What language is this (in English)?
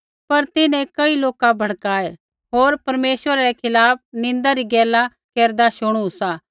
Kullu Pahari